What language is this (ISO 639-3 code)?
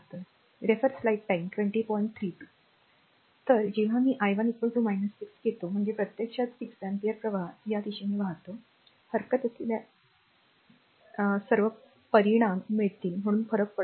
mar